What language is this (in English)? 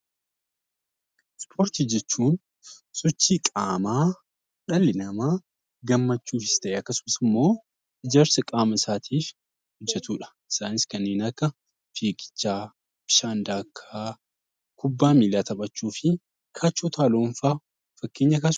Oromo